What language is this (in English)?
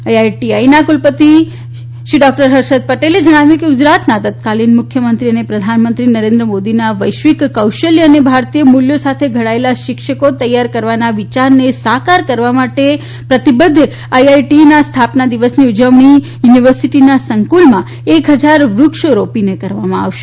Gujarati